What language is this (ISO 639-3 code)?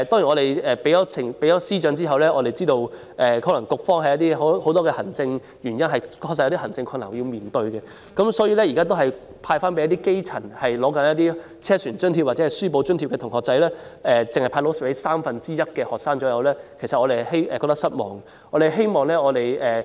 yue